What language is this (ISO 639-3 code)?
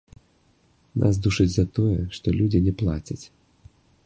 bel